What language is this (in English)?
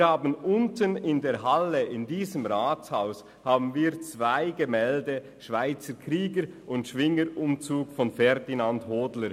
Swiss German